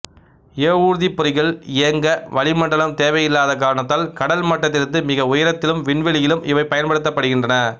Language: Tamil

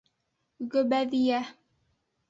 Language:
Bashkir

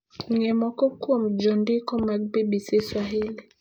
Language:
Luo (Kenya and Tanzania)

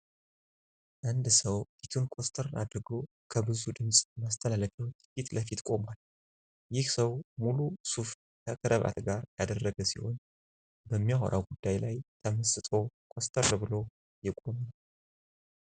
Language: Amharic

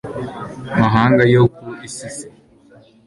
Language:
Kinyarwanda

